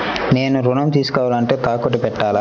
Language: Telugu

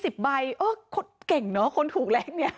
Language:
Thai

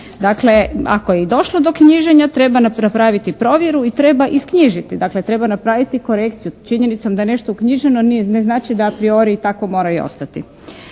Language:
Croatian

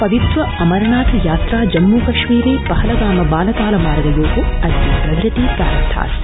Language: Sanskrit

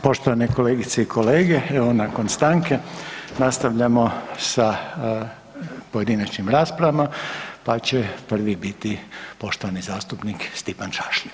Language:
Croatian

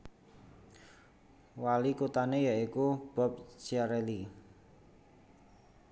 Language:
Javanese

